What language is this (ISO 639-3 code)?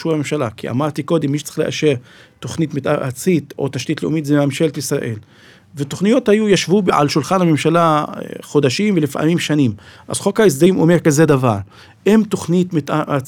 heb